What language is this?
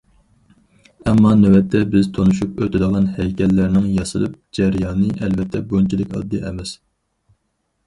Uyghur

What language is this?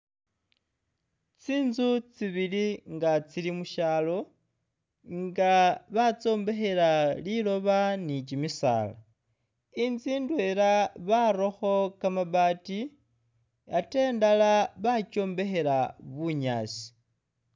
Masaaba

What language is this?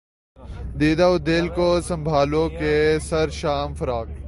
Urdu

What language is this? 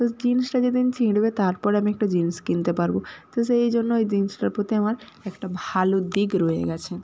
Bangla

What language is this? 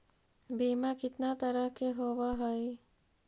Magahi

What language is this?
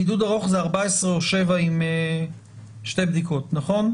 Hebrew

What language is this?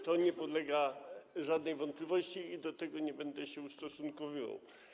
Polish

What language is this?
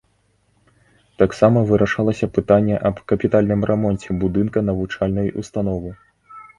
Belarusian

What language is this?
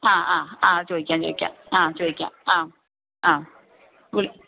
Malayalam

